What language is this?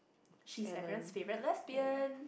English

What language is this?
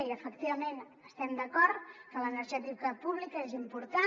Catalan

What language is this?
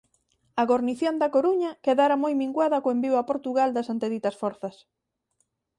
Galician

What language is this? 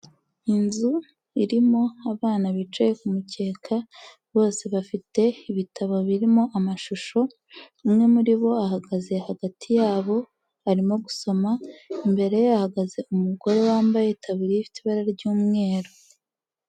Kinyarwanda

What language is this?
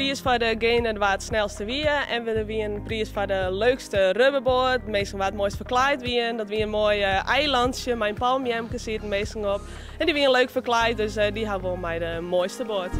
Dutch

